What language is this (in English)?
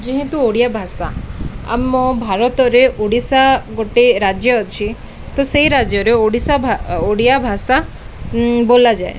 Odia